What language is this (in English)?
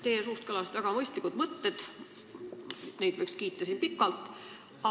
Estonian